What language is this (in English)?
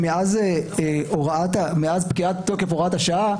Hebrew